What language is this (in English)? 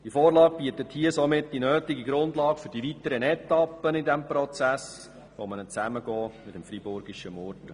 Swiss German